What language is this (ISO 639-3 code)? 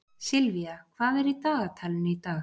isl